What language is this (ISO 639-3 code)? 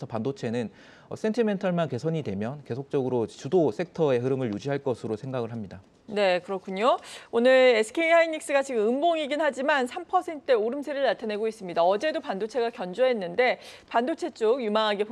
kor